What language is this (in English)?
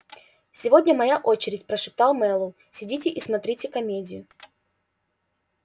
Russian